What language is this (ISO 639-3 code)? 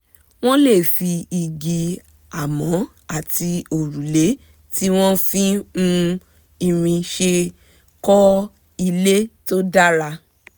yor